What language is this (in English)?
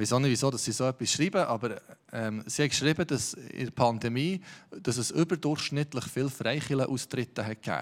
German